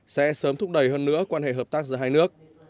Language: Vietnamese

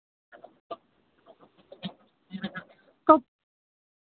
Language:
Hindi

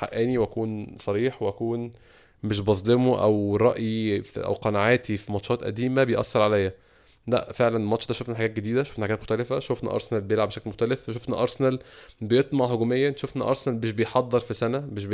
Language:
Arabic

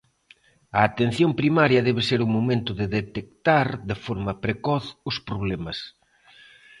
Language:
Galician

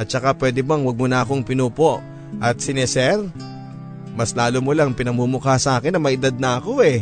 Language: Filipino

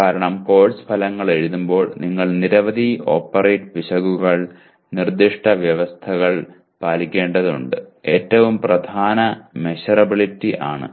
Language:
Malayalam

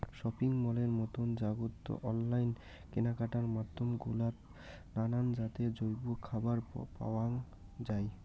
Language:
Bangla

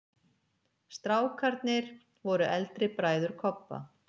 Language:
Icelandic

